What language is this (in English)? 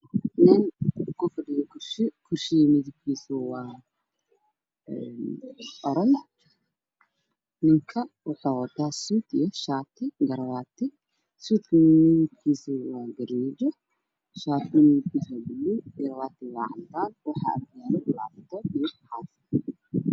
Somali